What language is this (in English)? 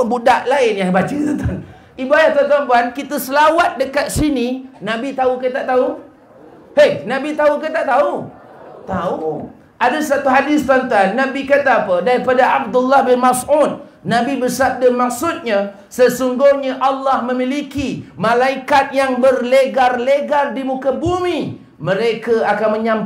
Malay